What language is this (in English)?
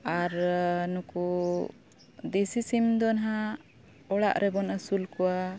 Santali